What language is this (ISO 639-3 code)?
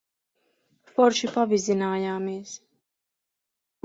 lav